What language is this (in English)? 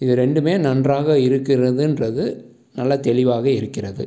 Tamil